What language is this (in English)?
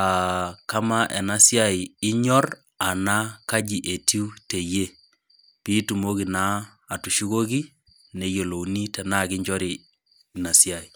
Masai